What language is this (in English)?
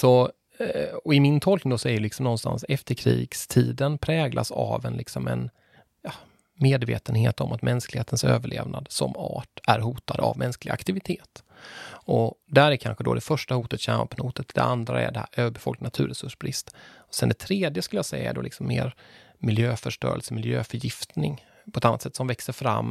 Swedish